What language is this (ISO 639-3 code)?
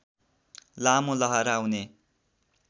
nep